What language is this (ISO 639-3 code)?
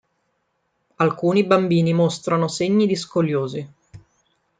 ita